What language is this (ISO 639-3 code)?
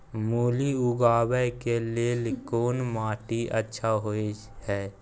mai